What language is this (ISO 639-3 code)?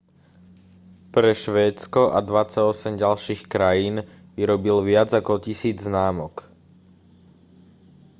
slk